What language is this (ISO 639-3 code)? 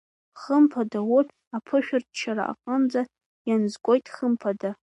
abk